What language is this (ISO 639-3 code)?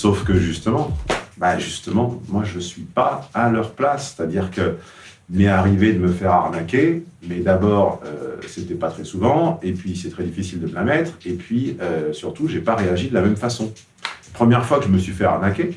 fra